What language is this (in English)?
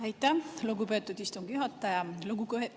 Estonian